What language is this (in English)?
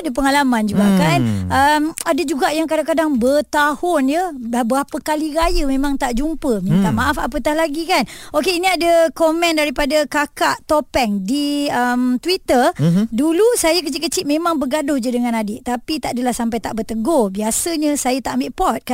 Malay